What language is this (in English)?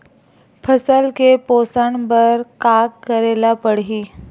Chhattisgarhi